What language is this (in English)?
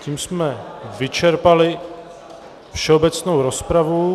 Czech